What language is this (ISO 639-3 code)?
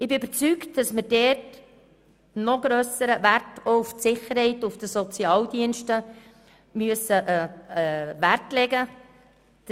gsw